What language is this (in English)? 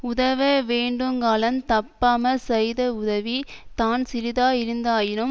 Tamil